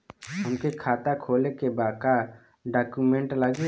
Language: Bhojpuri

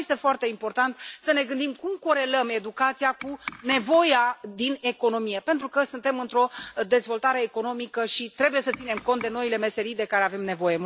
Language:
Romanian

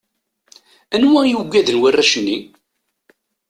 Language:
Kabyle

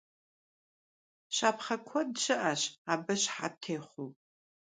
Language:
Kabardian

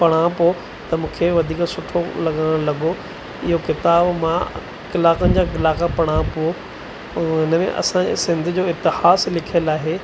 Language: Sindhi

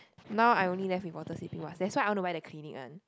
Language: English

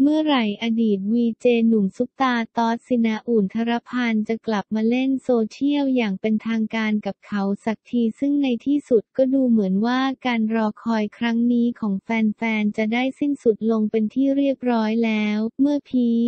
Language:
Thai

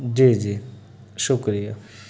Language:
Urdu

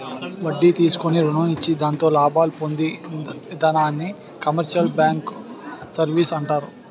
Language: Telugu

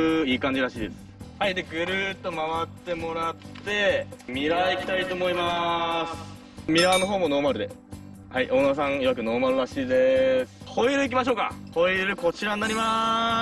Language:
Japanese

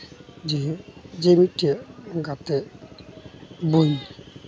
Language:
Santali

